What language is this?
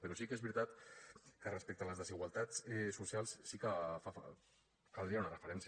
Catalan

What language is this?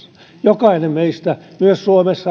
Finnish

